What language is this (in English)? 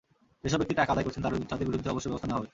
Bangla